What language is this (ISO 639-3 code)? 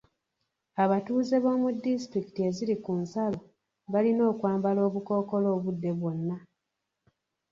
lug